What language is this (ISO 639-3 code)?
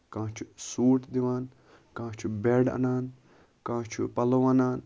kas